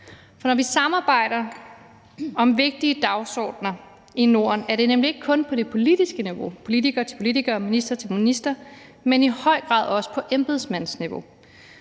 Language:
Danish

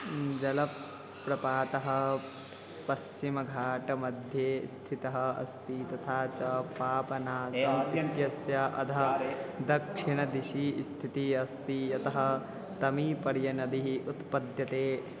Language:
Sanskrit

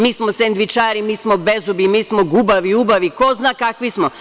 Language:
Serbian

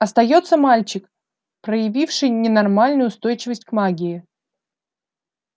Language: Russian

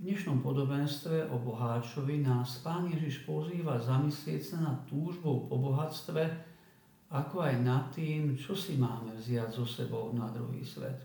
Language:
Slovak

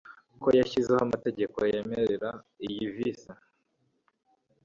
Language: Kinyarwanda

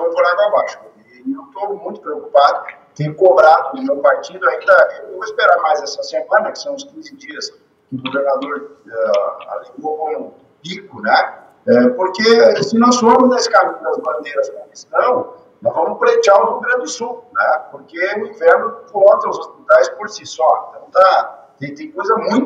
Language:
Portuguese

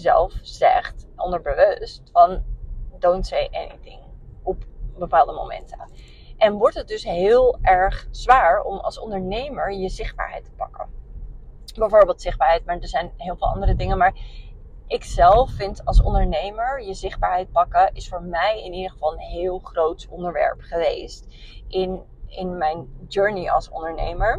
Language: Dutch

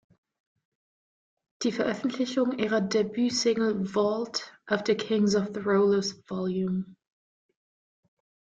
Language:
German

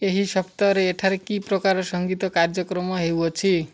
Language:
Odia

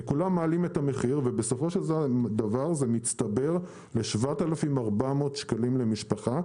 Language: Hebrew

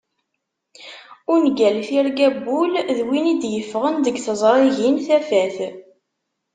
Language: Kabyle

